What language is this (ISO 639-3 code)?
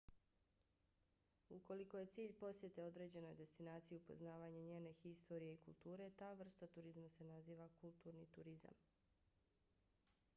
bos